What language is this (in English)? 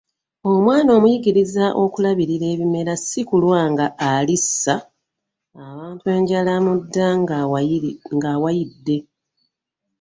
Ganda